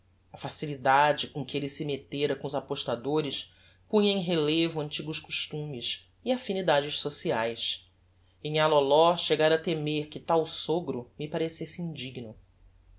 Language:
Portuguese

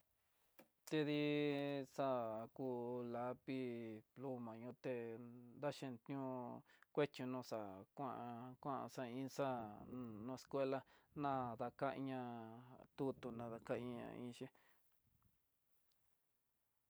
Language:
Tidaá Mixtec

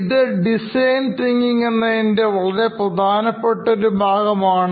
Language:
Malayalam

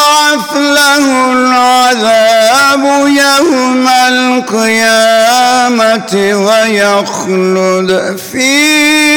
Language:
Turkish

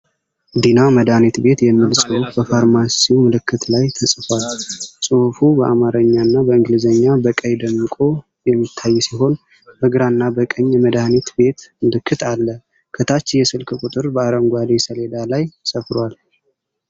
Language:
Amharic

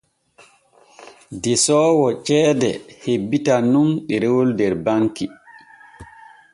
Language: Borgu Fulfulde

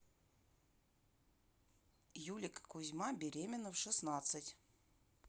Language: Russian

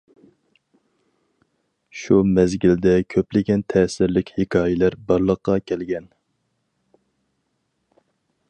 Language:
Uyghur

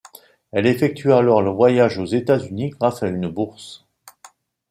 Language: French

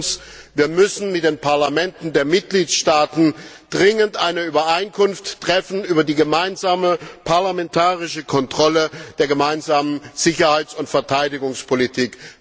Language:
German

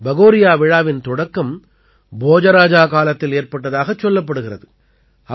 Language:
Tamil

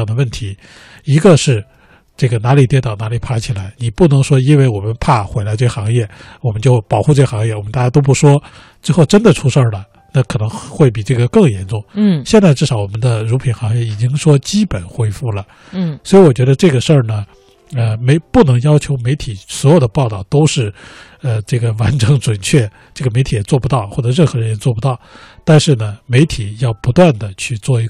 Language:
Chinese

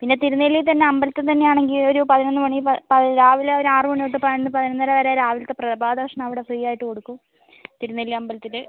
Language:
Malayalam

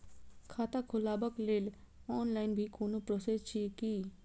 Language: Maithili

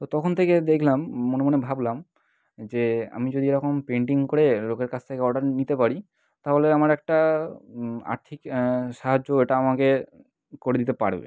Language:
Bangla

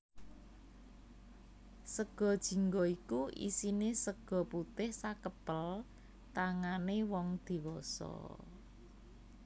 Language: Javanese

